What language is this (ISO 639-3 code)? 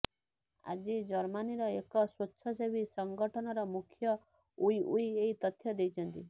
ori